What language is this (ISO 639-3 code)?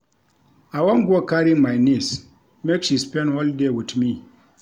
pcm